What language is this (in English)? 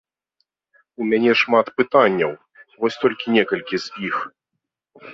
Belarusian